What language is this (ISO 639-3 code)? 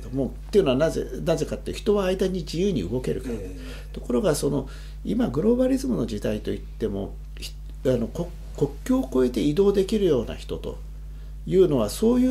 jpn